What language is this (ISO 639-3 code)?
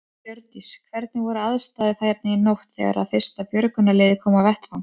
isl